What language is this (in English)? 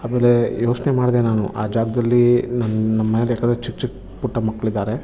Kannada